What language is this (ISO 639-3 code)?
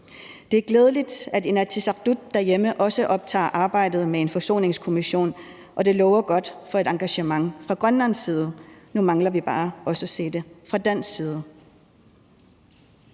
dan